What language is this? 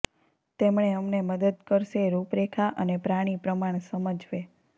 Gujarati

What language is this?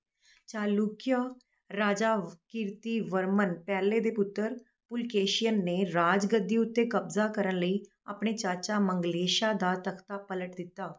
Punjabi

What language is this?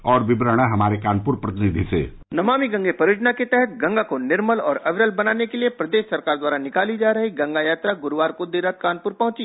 Hindi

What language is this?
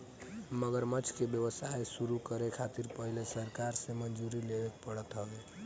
Bhojpuri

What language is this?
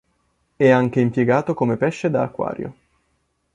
Italian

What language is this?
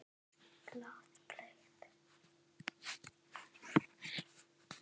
Icelandic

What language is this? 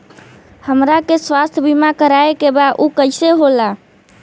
Bhojpuri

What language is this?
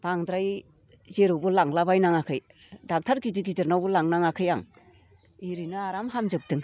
Bodo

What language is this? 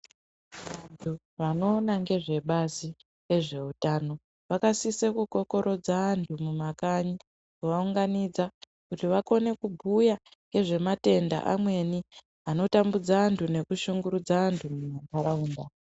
Ndau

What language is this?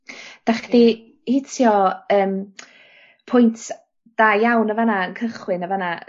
Welsh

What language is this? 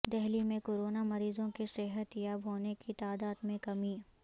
Urdu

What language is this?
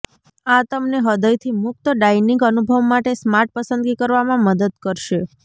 Gujarati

